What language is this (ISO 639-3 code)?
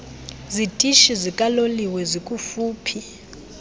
xho